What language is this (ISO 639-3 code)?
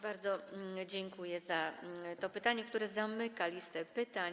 pol